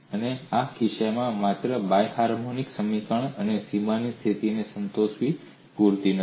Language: Gujarati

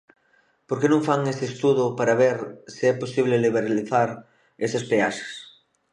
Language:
Galician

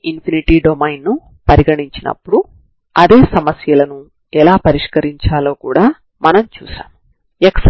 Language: Telugu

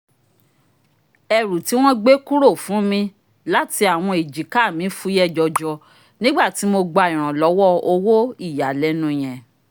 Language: Yoruba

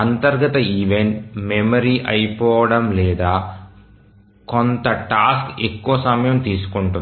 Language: Telugu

